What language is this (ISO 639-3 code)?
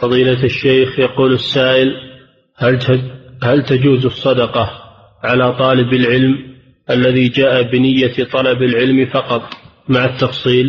ara